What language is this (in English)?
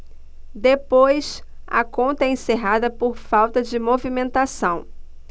Portuguese